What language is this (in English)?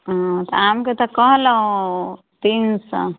Maithili